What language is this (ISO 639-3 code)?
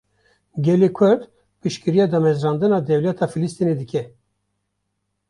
kur